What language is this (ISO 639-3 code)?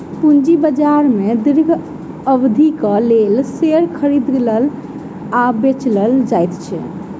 mai